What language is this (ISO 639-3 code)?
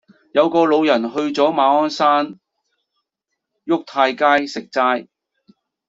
yue